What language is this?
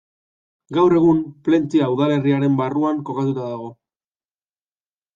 Basque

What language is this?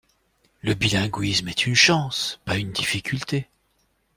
French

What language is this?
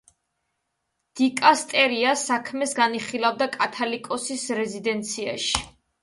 Georgian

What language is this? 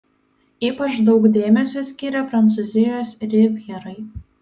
Lithuanian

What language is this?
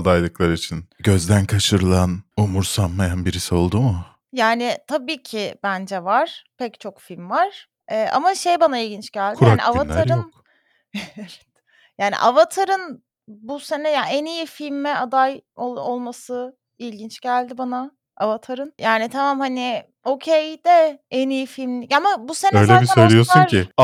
Turkish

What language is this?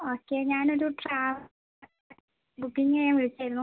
Malayalam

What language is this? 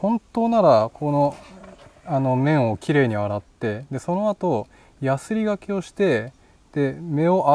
Japanese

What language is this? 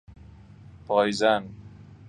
Persian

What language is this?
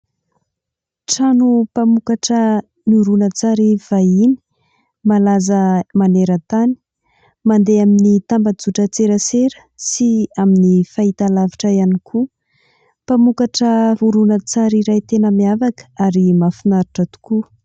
Malagasy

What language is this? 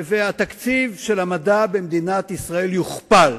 Hebrew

